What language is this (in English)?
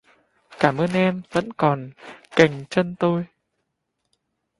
Vietnamese